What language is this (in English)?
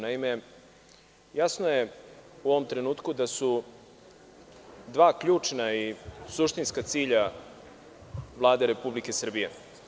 Serbian